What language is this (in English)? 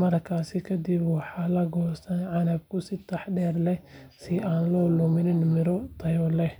Somali